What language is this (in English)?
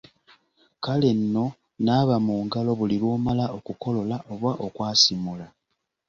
Ganda